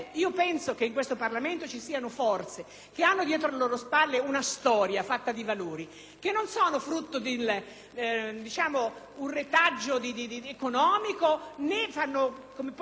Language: Italian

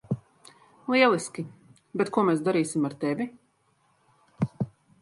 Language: Latvian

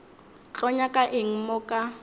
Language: Northern Sotho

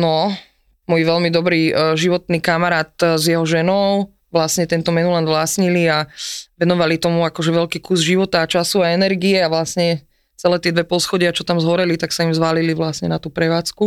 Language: Slovak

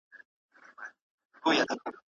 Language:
Pashto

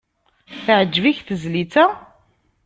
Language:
Kabyle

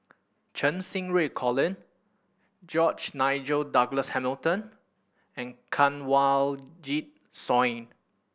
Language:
English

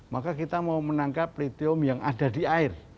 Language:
Indonesian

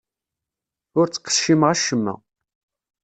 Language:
Kabyle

